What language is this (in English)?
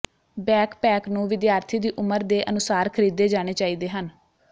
Punjabi